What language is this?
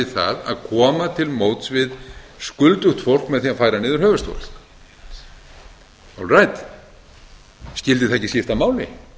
Icelandic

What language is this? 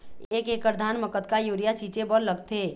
Chhattisgarhi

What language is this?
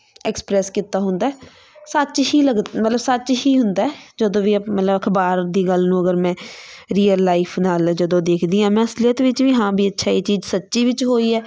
Punjabi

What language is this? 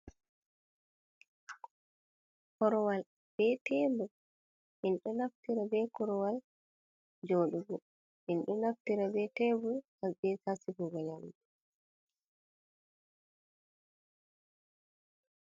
Fula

